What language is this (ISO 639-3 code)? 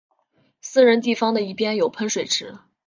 zho